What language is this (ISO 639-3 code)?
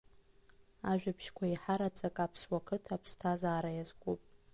abk